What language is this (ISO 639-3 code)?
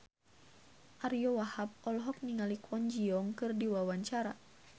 sun